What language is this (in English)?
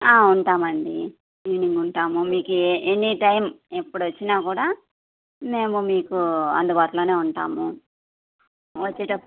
Telugu